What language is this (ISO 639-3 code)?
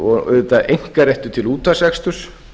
isl